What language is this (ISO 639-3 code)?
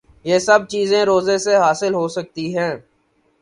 urd